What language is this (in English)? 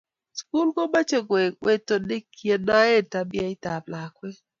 Kalenjin